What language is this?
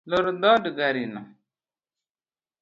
Luo (Kenya and Tanzania)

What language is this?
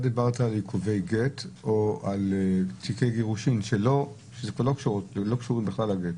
Hebrew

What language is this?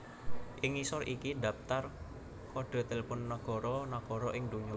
Javanese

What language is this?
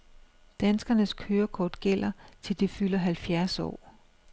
Danish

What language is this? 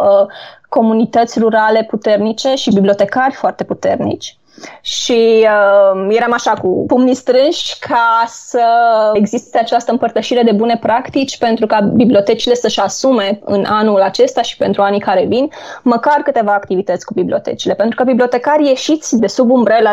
Romanian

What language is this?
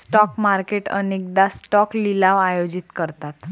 Marathi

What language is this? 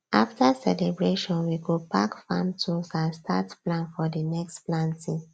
Nigerian Pidgin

